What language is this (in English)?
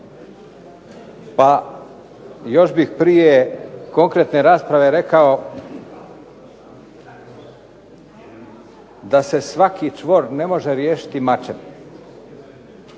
Croatian